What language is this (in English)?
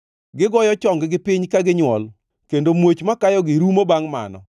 Luo (Kenya and Tanzania)